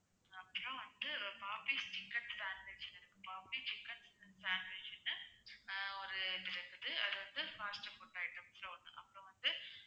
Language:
Tamil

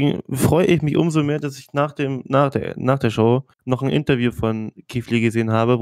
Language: German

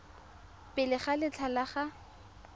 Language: Tswana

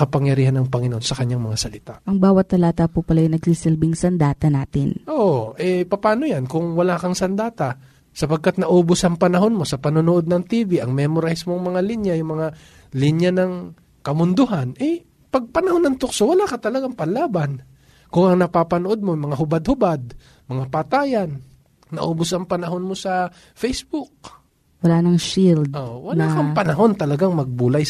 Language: Filipino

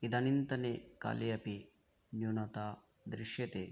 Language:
Sanskrit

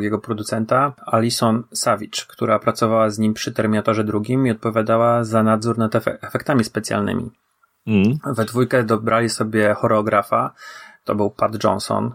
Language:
Polish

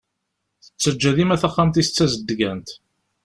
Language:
Kabyle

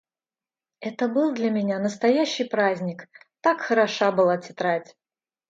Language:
Russian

